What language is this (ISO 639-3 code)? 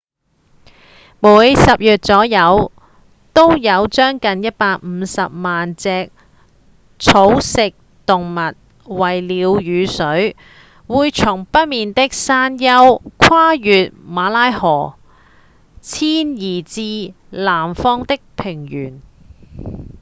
yue